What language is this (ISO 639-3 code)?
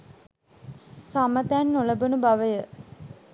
sin